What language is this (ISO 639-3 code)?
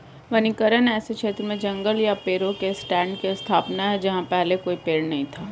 hin